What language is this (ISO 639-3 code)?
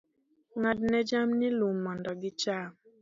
luo